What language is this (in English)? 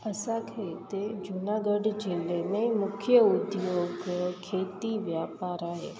Sindhi